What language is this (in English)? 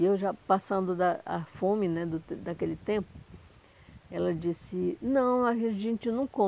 Portuguese